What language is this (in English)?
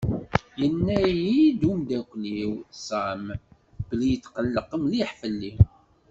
Kabyle